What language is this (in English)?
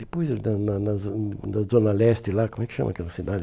Portuguese